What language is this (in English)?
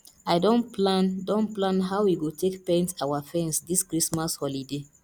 Nigerian Pidgin